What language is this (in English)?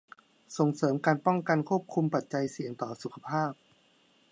Thai